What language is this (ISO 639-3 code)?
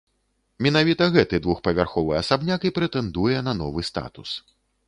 bel